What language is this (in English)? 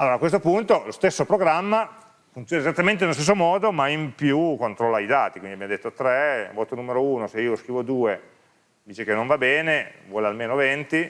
Italian